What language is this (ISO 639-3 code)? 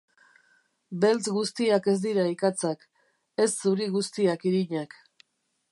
eus